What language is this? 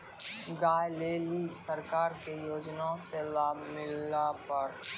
Maithili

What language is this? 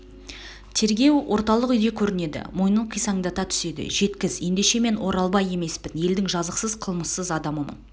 Kazakh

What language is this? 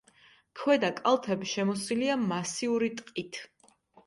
Georgian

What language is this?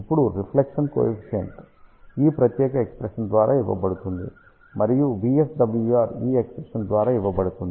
Telugu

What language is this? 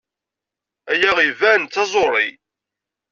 Kabyle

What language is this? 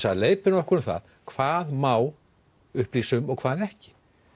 Icelandic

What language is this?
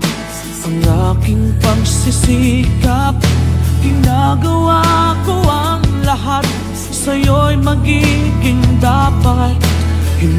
Arabic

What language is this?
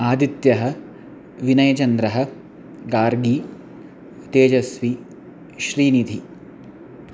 Sanskrit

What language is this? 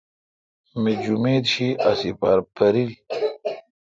Kalkoti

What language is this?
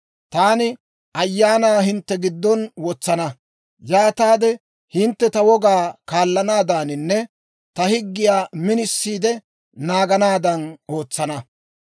Dawro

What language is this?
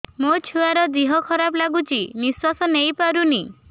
Odia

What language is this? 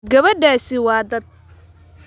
Somali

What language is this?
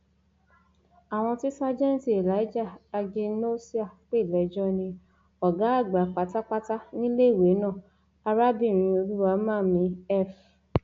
Yoruba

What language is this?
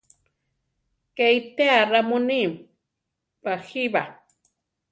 Central Tarahumara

